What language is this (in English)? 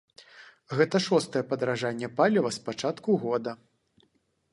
Belarusian